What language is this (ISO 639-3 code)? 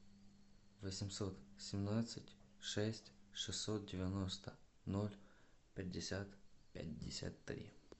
rus